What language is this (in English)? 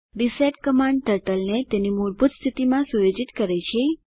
Gujarati